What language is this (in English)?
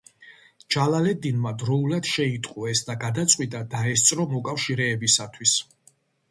Georgian